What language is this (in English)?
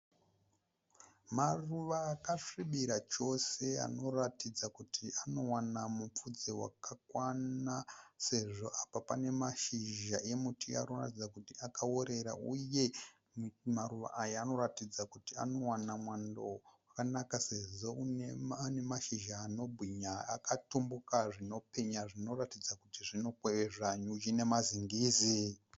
Shona